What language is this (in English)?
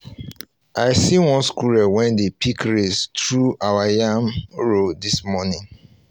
Nigerian Pidgin